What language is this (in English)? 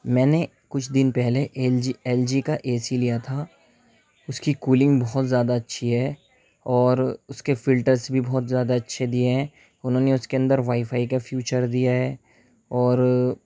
Urdu